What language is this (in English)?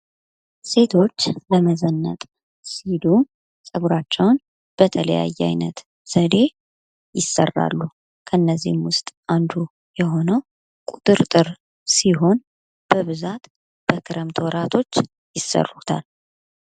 Amharic